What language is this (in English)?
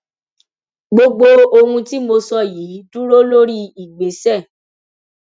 Yoruba